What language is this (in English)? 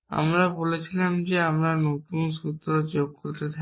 Bangla